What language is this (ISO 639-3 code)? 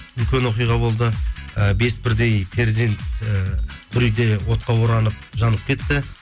kaz